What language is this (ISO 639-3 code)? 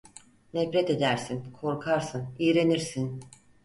tur